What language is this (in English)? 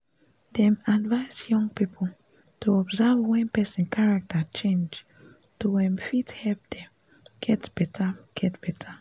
Nigerian Pidgin